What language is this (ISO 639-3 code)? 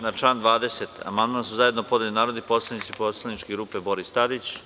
srp